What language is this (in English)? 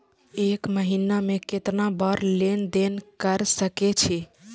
Maithili